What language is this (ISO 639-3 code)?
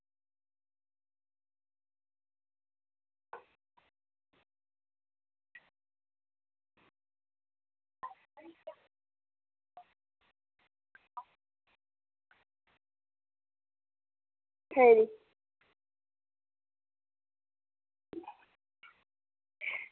doi